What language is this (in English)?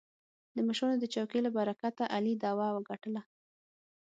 Pashto